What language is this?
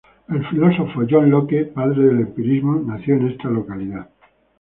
Spanish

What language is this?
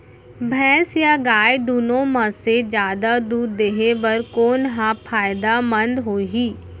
Chhattisgarhi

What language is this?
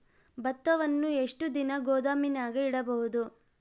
Kannada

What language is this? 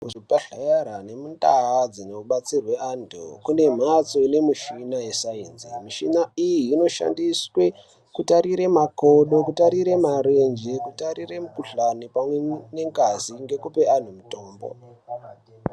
Ndau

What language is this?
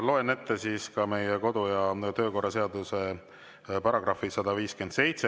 Estonian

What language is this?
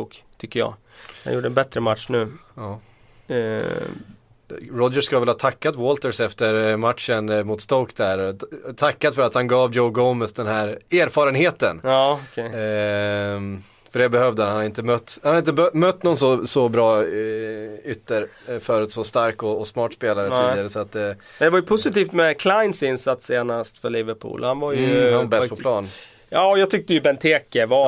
Swedish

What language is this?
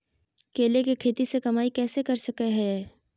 Magahi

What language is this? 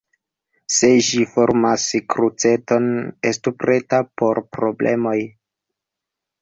Esperanto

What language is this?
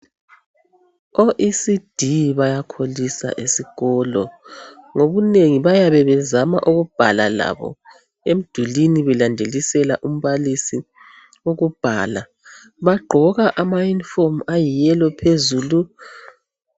North Ndebele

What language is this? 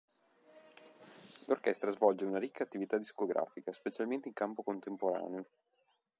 Italian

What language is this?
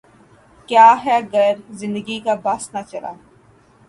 Urdu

